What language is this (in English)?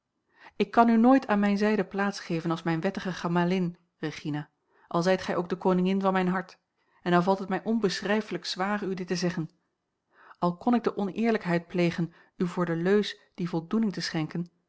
Dutch